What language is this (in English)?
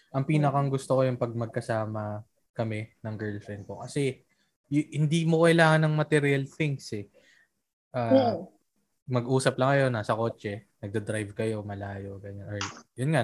Filipino